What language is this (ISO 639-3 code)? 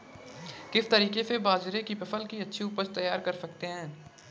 hin